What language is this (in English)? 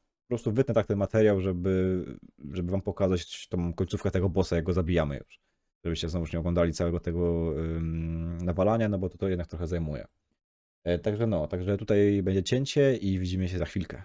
Polish